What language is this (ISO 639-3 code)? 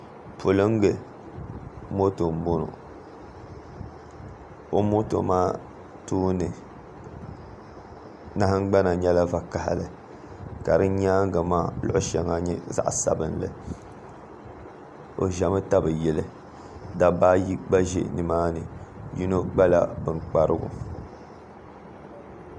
dag